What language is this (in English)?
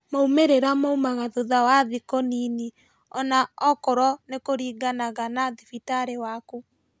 Kikuyu